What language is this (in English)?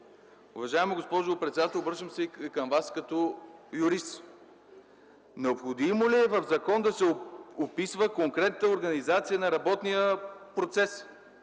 Bulgarian